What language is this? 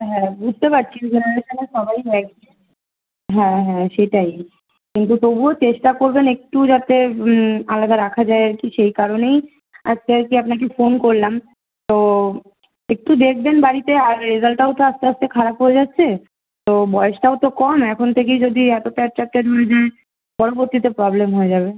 Bangla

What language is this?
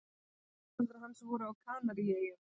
Icelandic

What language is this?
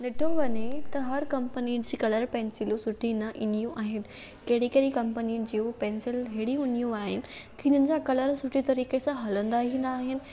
Sindhi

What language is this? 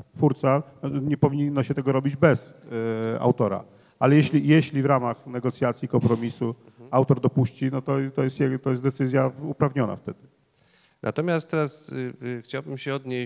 Polish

